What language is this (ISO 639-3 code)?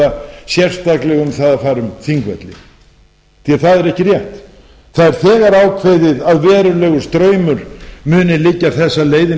isl